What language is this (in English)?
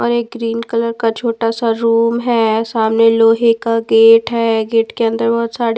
Hindi